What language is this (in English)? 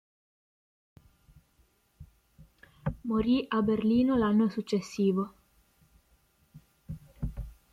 Italian